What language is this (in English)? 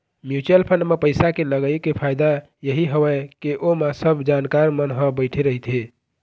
Chhattisgarhi